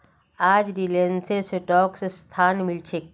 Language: Magahi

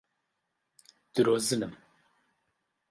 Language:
Central Kurdish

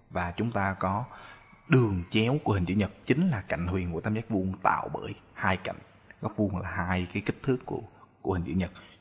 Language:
Vietnamese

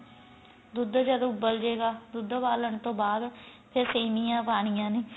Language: Punjabi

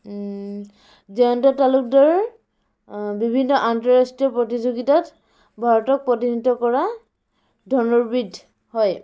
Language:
Assamese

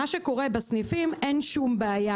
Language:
Hebrew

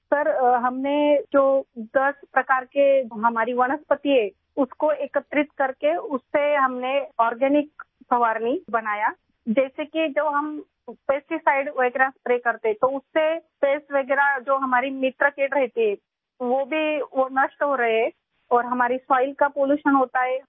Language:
Urdu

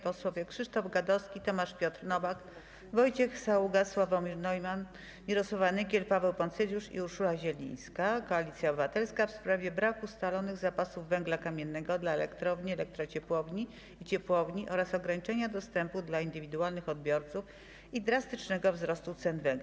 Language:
Polish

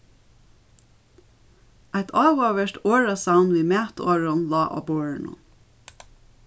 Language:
Faroese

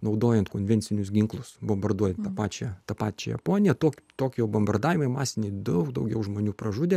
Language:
Lithuanian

